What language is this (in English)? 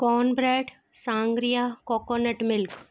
Sindhi